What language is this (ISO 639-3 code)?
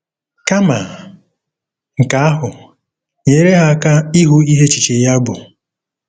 ibo